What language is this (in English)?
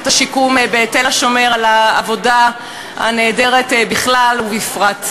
Hebrew